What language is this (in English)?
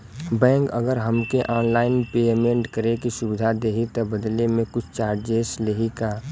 Bhojpuri